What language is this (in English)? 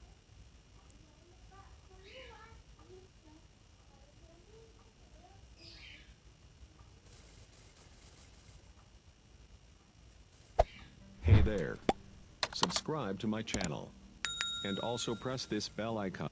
Indonesian